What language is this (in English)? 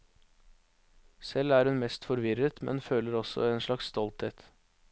Norwegian